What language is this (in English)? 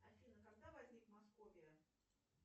Russian